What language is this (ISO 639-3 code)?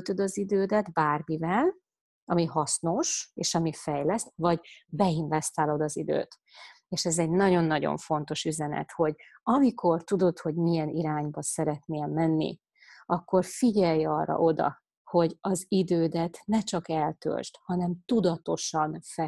hun